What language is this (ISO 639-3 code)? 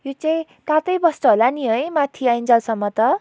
nep